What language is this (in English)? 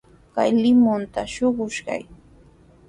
Sihuas Ancash Quechua